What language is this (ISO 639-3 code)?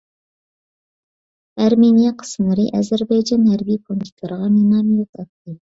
uig